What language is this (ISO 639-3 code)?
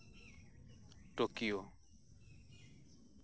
sat